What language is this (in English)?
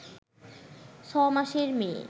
Bangla